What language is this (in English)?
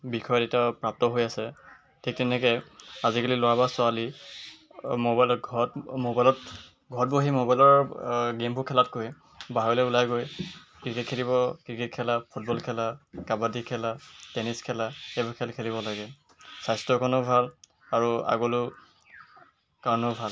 Assamese